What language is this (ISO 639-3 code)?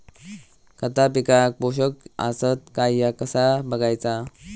mar